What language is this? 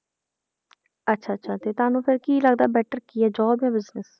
Punjabi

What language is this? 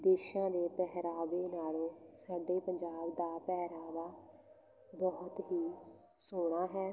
Punjabi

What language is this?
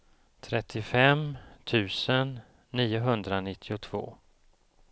Swedish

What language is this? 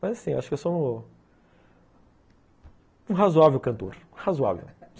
Portuguese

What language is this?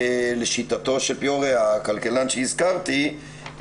Hebrew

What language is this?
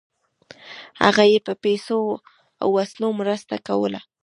Pashto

